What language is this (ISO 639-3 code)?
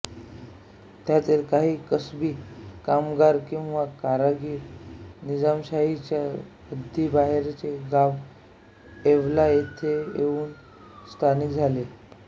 mar